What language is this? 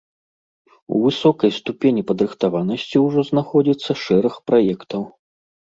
Belarusian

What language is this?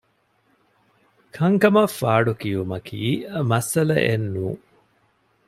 Divehi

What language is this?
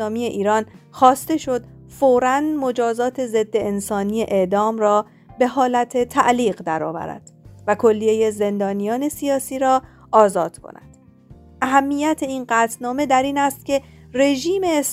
Persian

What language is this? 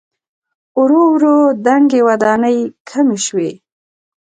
Pashto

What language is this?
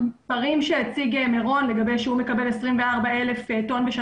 Hebrew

